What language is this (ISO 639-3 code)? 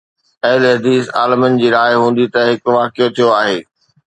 snd